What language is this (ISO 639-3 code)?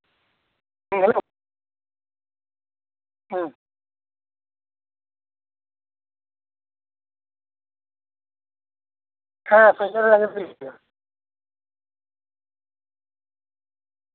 sat